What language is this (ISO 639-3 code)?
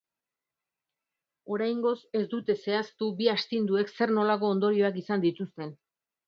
eus